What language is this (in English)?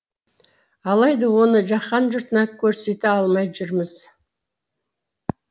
Kazakh